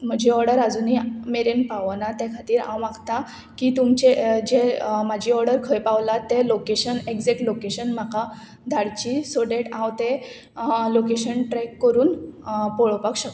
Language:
Konkani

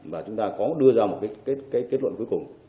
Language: Vietnamese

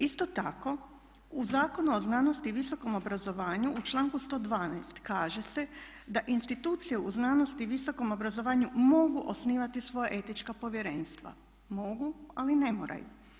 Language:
Croatian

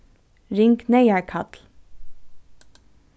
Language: Faroese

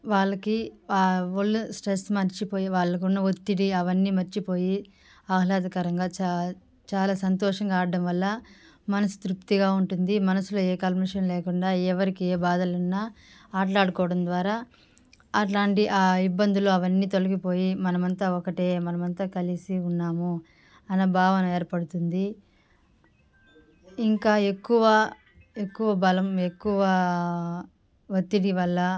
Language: Telugu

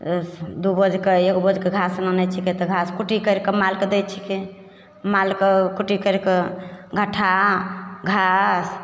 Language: Maithili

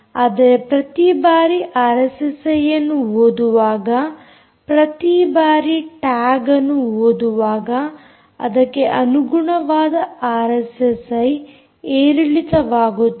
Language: Kannada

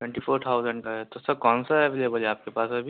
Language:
Urdu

